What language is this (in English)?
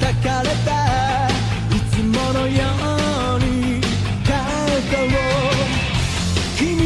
English